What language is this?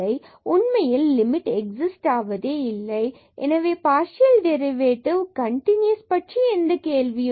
Tamil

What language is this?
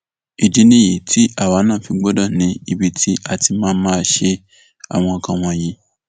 Yoruba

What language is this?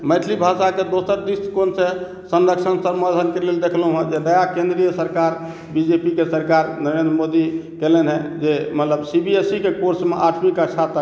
Maithili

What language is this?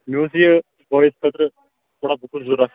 Kashmiri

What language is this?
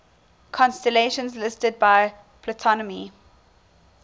English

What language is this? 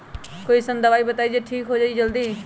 Magahi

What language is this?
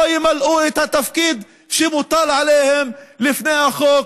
Hebrew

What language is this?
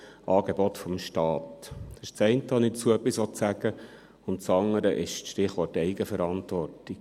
Swiss German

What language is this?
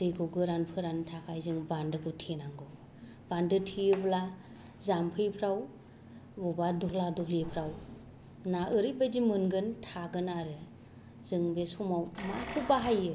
Bodo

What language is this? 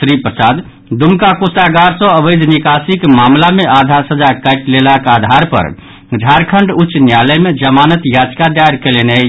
Maithili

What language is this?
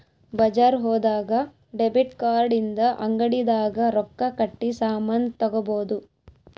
Kannada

